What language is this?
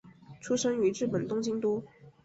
Chinese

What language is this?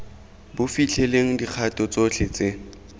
Tswana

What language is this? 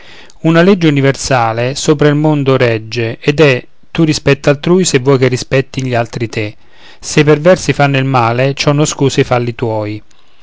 Italian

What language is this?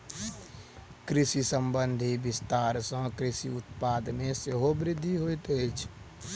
Maithili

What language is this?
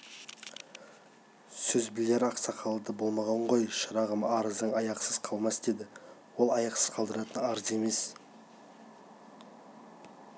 Kazakh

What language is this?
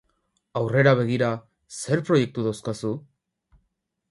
Basque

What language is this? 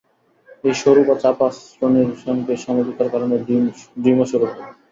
Bangla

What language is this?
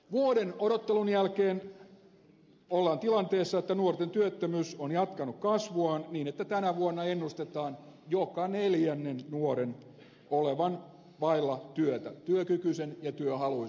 Finnish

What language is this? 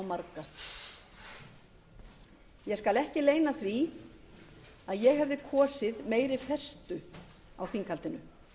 Icelandic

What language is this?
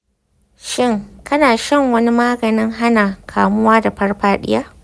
Hausa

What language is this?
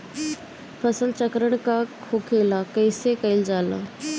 Bhojpuri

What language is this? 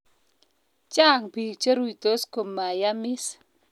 Kalenjin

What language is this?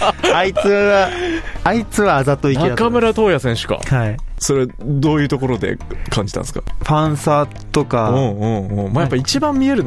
Japanese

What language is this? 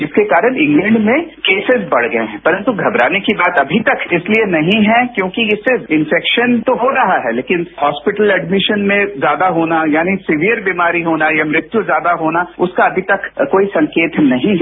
Hindi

